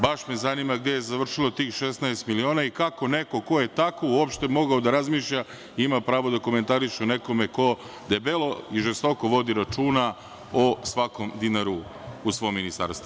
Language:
Serbian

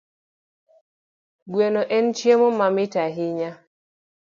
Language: Luo (Kenya and Tanzania)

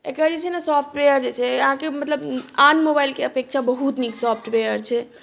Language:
Maithili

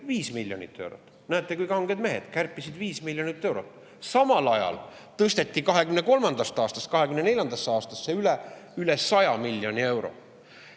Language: Estonian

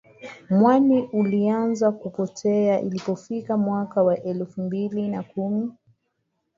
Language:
Swahili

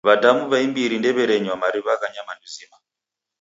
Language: Taita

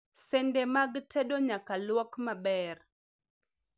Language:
Luo (Kenya and Tanzania)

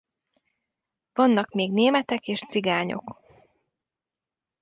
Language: Hungarian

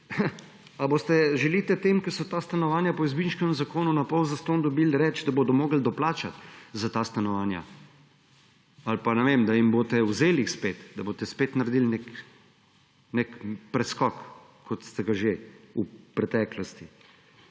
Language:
Slovenian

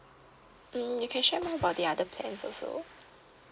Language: English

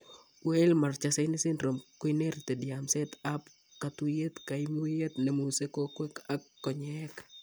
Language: Kalenjin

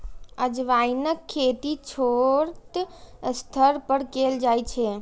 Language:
Maithili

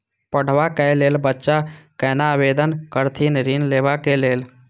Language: Maithili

